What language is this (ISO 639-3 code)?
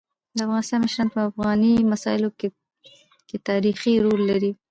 pus